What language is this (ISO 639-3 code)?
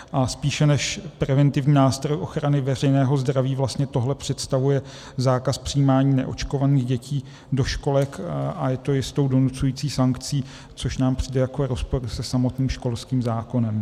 ces